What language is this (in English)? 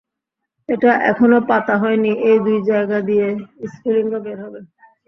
Bangla